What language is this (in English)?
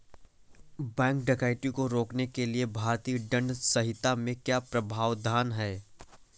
Hindi